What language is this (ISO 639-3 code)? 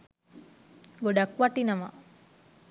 sin